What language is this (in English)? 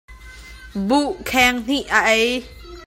Hakha Chin